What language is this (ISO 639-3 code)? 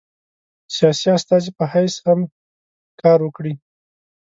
pus